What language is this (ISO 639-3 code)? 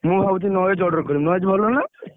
ori